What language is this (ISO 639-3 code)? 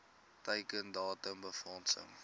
afr